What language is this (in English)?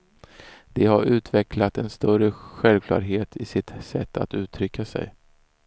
Swedish